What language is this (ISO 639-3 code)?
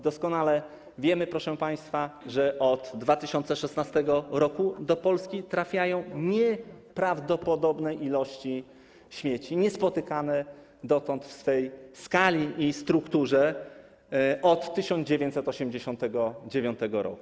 pol